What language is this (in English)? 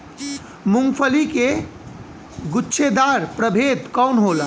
Bhojpuri